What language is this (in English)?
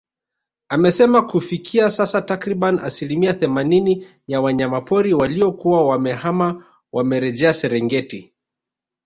Swahili